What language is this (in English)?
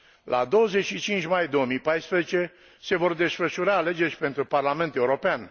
Romanian